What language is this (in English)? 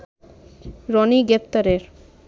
Bangla